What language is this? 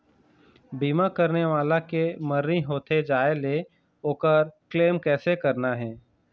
Chhattisgarhi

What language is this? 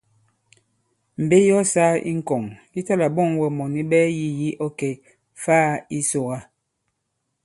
Bankon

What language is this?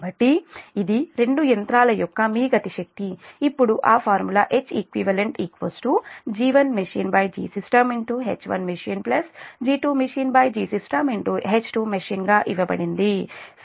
Telugu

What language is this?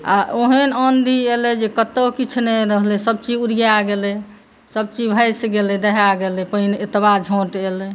Maithili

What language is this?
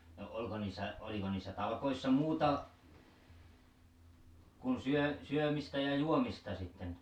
Finnish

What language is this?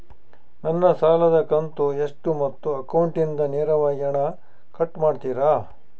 Kannada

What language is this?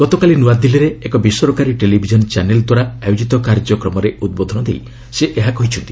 Odia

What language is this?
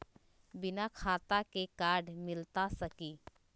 Magahi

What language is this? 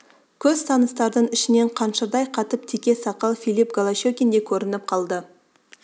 Kazakh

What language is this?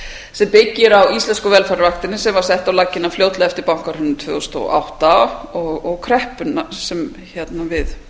Icelandic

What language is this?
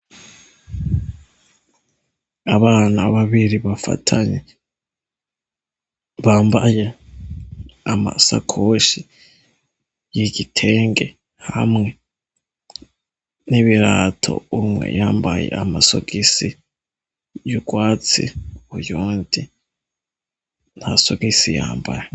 Rundi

